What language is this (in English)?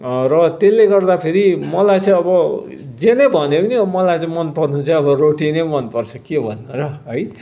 Nepali